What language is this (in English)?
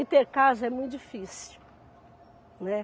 Portuguese